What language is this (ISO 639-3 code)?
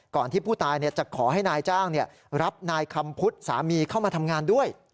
tha